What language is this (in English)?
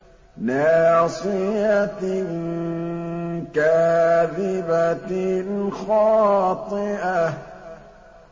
Arabic